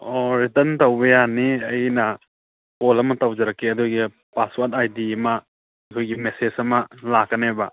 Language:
Manipuri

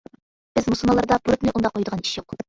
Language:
Uyghur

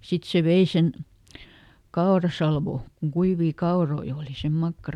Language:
Finnish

